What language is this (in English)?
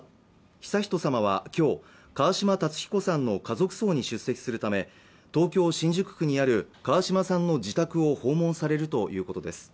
Japanese